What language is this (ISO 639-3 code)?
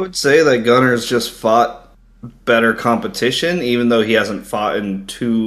eng